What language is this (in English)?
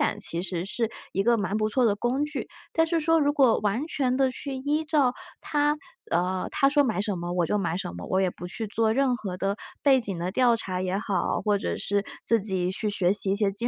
Chinese